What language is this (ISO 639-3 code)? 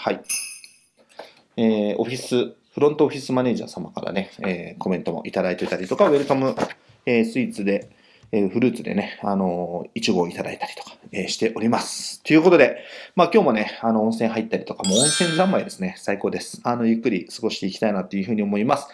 jpn